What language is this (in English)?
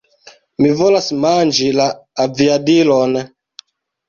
Esperanto